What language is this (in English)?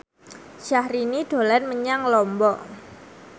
Javanese